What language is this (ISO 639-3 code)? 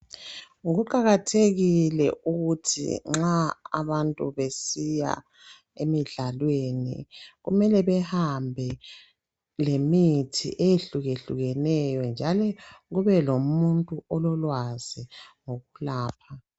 nde